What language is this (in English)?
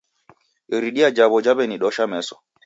Taita